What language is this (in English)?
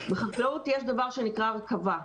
Hebrew